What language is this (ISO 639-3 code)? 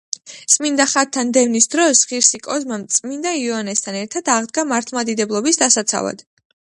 kat